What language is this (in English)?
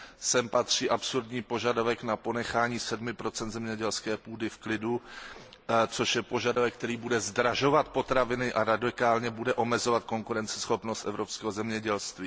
Czech